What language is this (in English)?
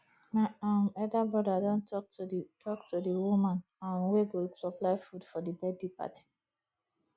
Nigerian Pidgin